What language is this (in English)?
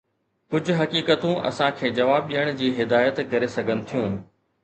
Sindhi